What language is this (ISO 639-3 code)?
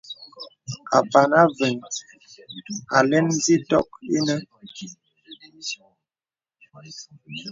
beb